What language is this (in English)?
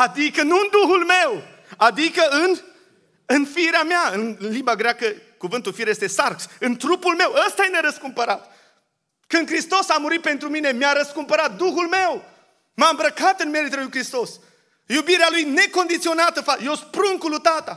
Romanian